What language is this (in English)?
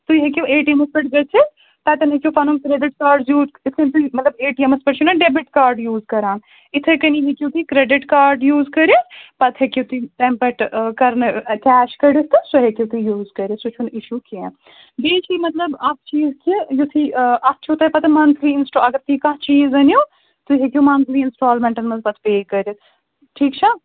Kashmiri